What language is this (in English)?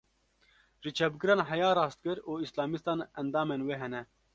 Kurdish